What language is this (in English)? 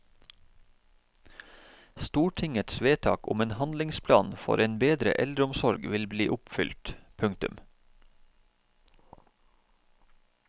Norwegian